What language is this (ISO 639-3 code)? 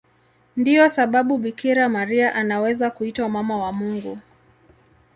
swa